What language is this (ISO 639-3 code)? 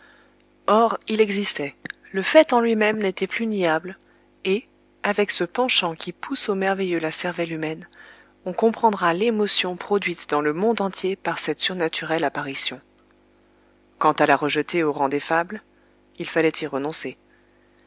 fra